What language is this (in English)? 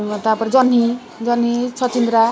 Odia